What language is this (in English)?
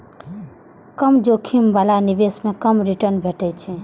Maithili